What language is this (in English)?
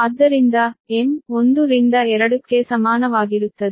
Kannada